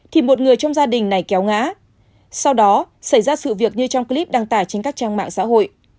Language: Vietnamese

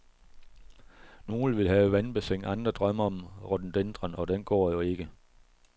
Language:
Danish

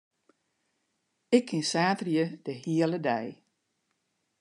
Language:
Western Frisian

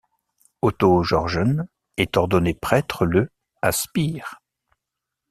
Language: French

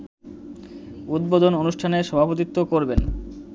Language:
Bangla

